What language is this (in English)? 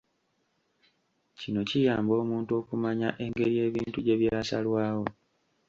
Ganda